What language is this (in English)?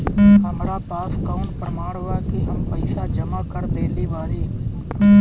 Bhojpuri